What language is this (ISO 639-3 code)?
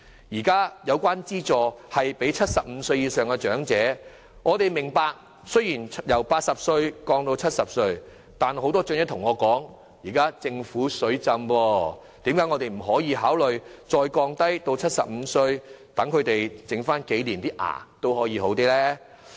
yue